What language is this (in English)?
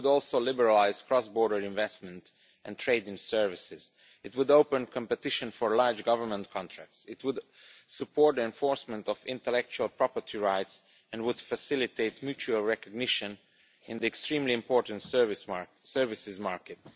English